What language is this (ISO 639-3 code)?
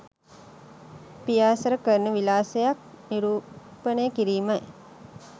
sin